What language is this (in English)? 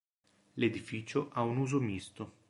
Italian